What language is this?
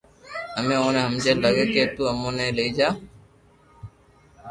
Loarki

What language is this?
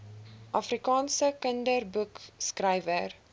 Afrikaans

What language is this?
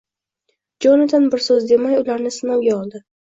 Uzbek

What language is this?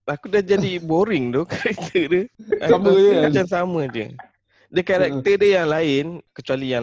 Malay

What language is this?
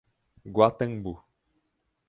Portuguese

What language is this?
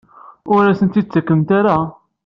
Kabyle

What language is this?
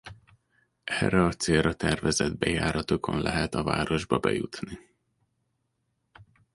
Hungarian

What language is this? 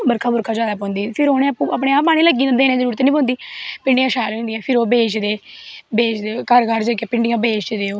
Dogri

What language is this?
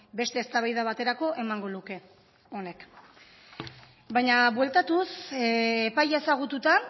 Basque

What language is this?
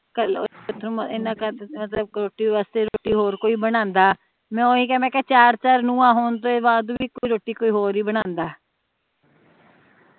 Punjabi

